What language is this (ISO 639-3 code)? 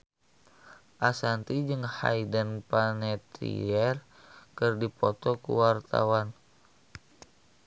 sun